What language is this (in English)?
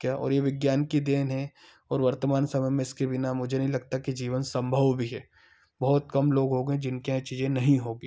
Hindi